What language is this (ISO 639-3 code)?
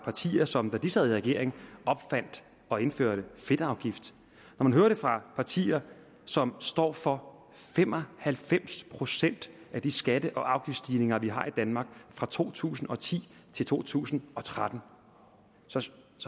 dan